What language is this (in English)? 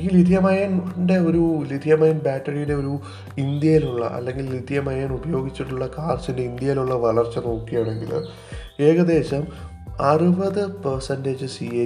Malayalam